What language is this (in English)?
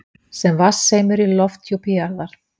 Icelandic